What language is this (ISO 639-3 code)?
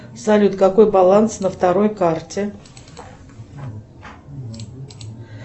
rus